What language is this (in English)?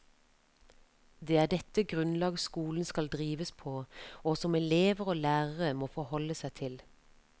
Norwegian